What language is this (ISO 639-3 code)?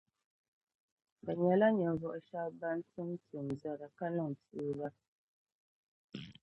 dag